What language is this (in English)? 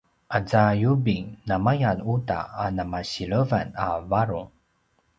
Paiwan